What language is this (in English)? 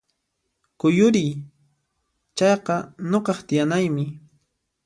Puno Quechua